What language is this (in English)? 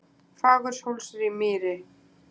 Icelandic